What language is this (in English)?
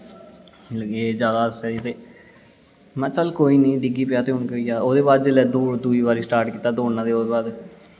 Dogri